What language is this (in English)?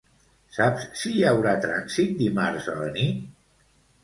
Catalan